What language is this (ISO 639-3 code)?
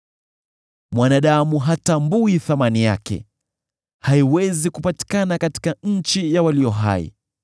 swa